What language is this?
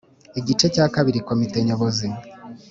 Kinyarwanda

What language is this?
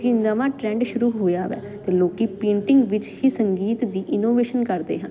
Punjabi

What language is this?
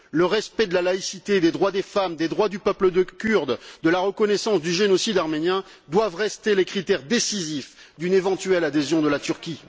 French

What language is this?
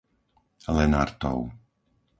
Slovak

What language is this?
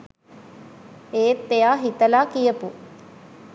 Sinhala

